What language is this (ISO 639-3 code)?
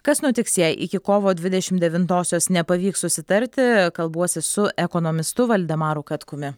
lit